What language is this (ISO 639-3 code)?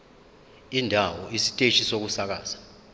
zul